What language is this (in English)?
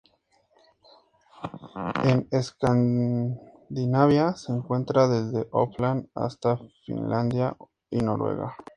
Spanish